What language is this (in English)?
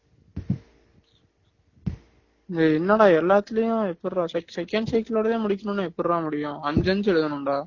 Tamil